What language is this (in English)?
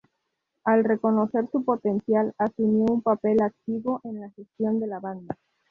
Spanish